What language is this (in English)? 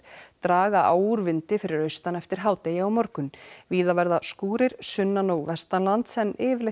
Icelandic